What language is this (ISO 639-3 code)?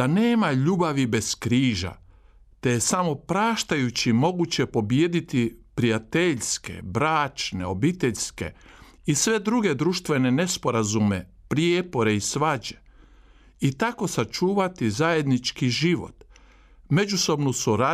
hrv